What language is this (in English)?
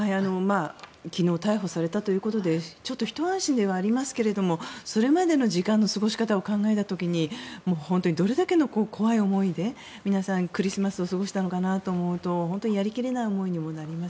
Japanese